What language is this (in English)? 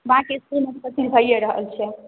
Maithili